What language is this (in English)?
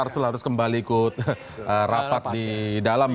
Indonesian